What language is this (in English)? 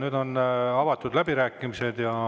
Estonian